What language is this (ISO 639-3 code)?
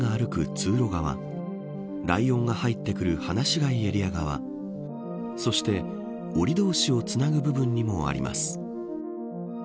jpn